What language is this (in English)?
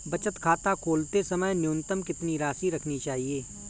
Hindi